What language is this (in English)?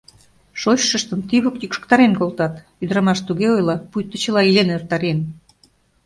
Mari